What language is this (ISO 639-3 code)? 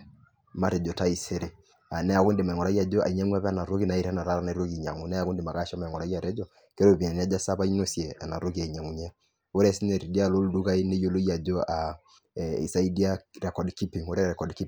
mas